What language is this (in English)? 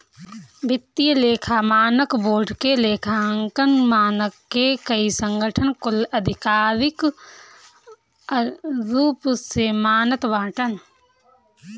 Bhojpuri